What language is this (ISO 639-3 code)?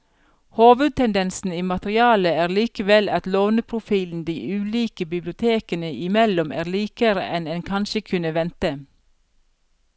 nor